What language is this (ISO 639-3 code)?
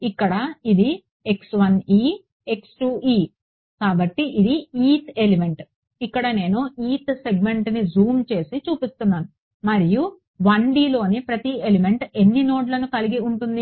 tel